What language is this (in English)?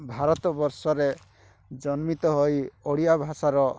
Odia